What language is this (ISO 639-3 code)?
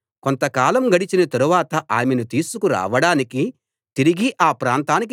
tel